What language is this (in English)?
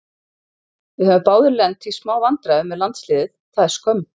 Icelandic